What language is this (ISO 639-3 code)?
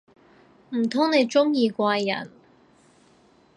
yue